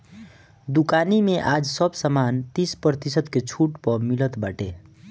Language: Bhojpuri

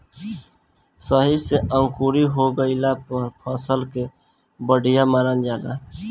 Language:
Bhojpuri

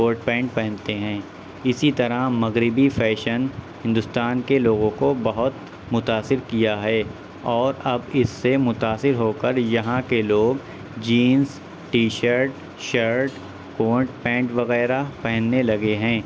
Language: Urdu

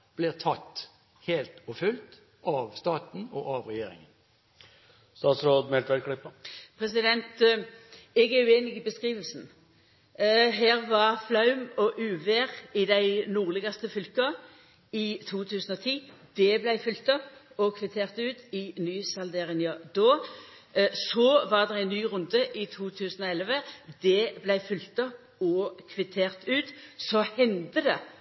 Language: Norwegian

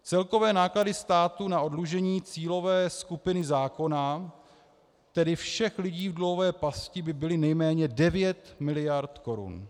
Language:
Czech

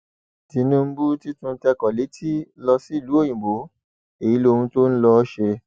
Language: Yoruba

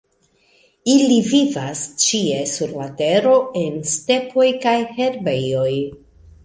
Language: Esperanto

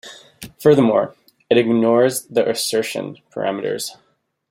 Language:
English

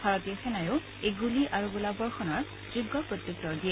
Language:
Assamese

